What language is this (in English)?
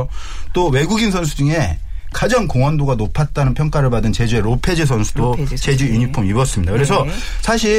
Korean